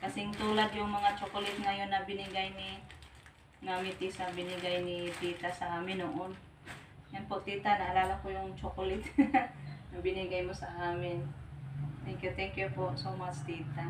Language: Filipino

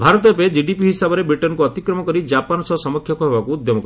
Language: Odia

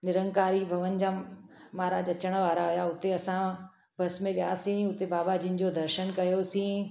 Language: Sindhi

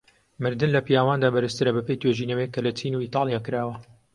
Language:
Central Kurdish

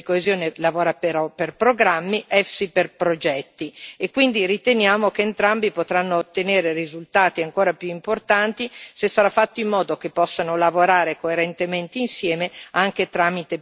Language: Italian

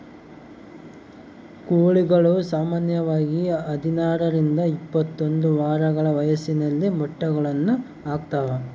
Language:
Kannada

